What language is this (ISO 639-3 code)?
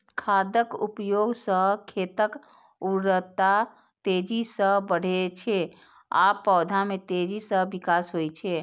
mai